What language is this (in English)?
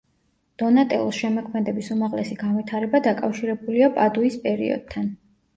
Georgian